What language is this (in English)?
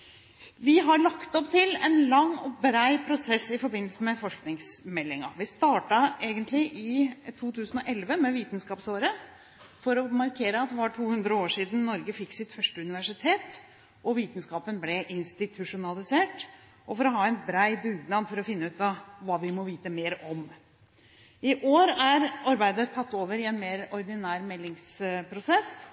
Norwegian Bokmål